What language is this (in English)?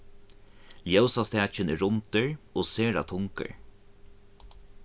Faroese